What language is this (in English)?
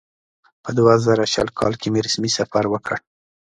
Pashto